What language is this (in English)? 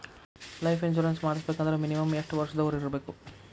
Kannada